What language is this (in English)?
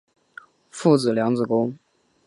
Chinese